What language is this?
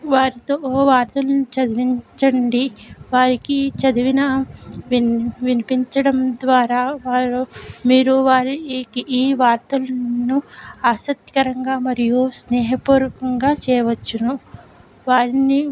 Telugu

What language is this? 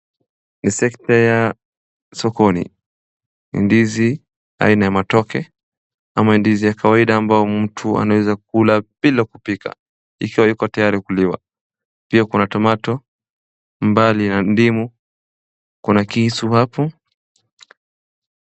Swahili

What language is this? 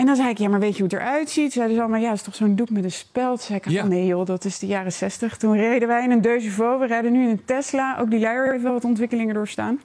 Dutch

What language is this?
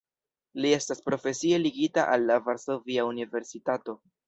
Esperanto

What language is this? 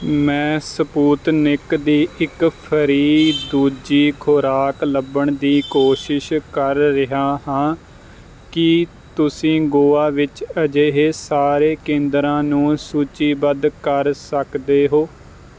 Punjabi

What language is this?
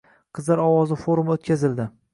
Uzbek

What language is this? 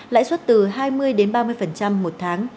Vietnamese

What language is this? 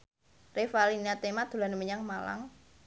Javanese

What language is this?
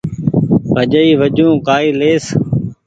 Goaria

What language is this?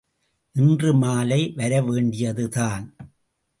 Tamil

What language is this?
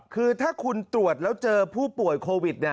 Thai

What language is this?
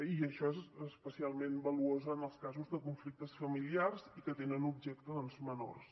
Catalan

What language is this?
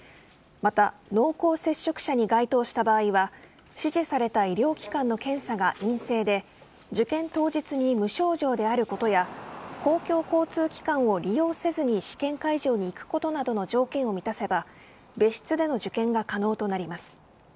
Japanese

